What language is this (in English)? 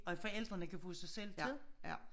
Danish